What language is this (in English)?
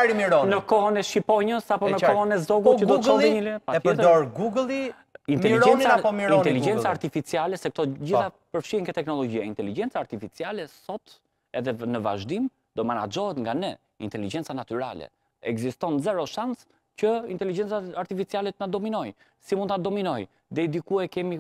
Romanian